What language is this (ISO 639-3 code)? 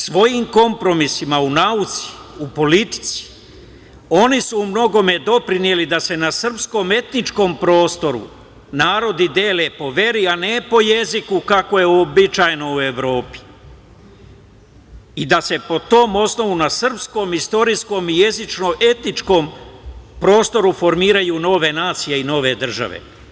srp